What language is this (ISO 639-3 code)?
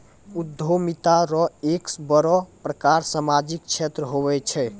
mai